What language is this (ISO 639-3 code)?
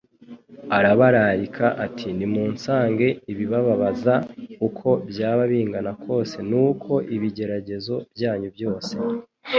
kin